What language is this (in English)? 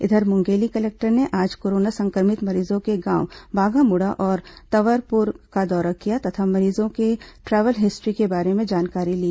Hindi